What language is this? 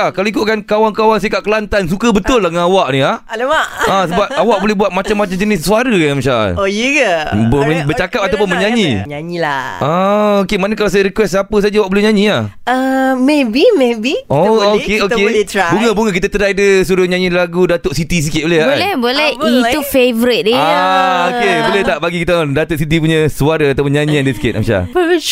Malay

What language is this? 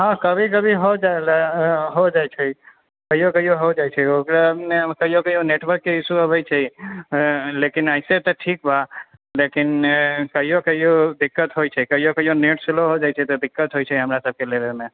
Maithili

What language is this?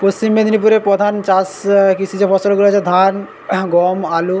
Bangla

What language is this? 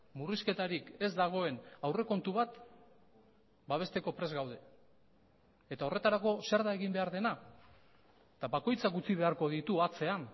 Basque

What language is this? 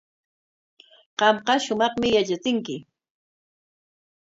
Corongo Ancash Quechua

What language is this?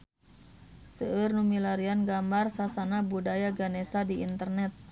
Sundanese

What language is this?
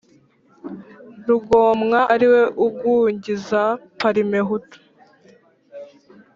Kinyarwanda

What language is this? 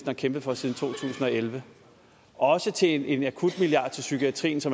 Danish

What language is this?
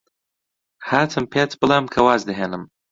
Central Kurdish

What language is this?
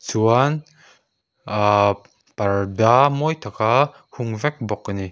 Mizo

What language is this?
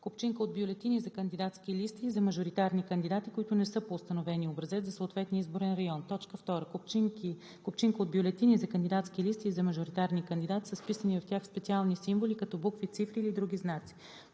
Bulgarian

